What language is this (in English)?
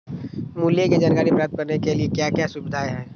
Magahi